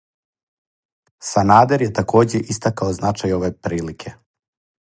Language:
Serbian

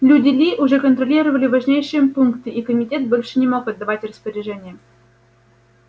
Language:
Russian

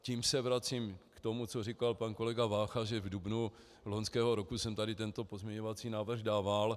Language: Czech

